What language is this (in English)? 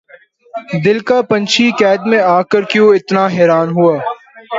Urdu